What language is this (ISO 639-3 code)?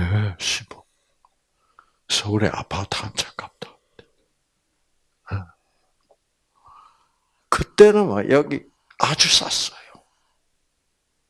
kor